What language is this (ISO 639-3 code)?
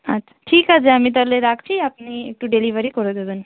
ben